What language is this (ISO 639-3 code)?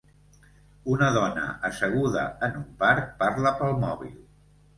cat